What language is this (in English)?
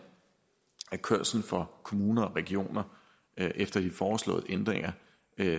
Danish